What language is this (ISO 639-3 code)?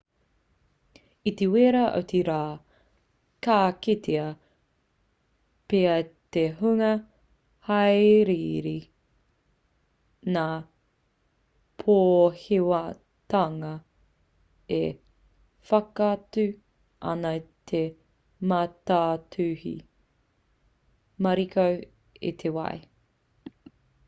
mri